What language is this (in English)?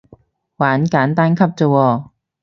Cantonese